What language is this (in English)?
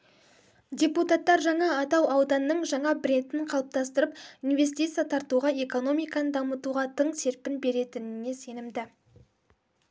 Kazakh